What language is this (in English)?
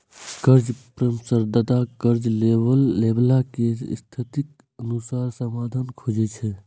Maithili